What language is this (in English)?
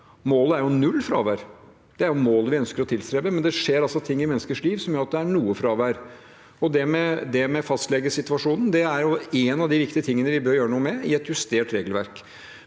Norwegian